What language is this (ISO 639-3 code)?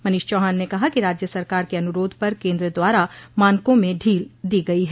hin